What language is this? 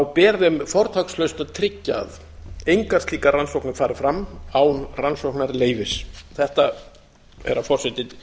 Icelandic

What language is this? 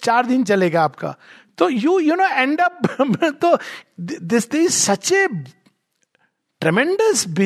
Hindi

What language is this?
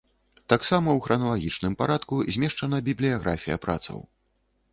Belarusian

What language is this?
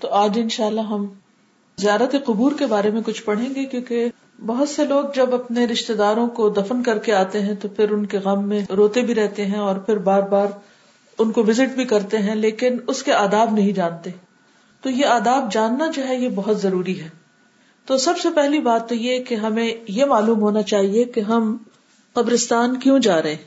Urdu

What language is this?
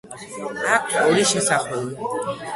Georgian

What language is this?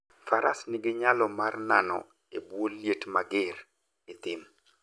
Luo (Kenya and Tanzania)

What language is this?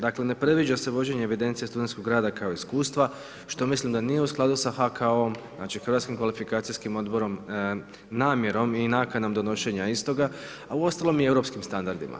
Croatian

